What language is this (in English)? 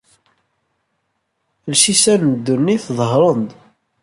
Kabyle